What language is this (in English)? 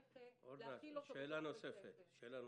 Hebrew